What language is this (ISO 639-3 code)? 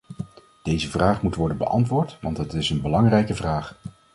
nld